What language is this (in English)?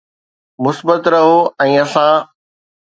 Sindhi